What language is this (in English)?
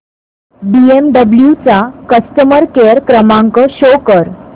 Marathi